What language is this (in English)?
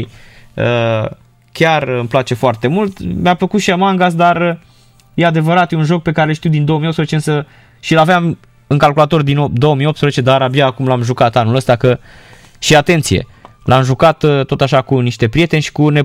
Romanian